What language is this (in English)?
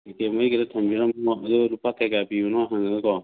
Manipuri